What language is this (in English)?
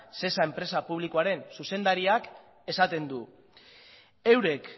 Basque